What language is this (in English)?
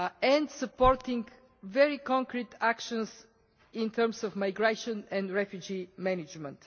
English